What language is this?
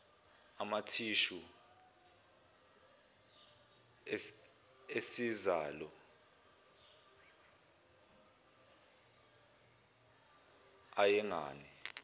Zulu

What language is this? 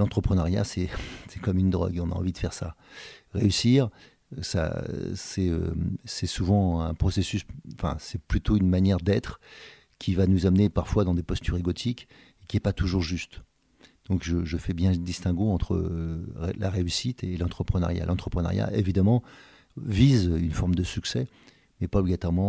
French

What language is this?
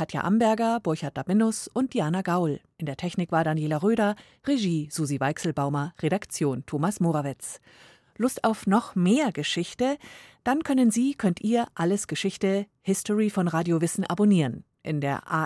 German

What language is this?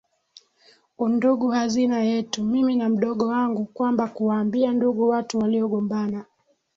Swahili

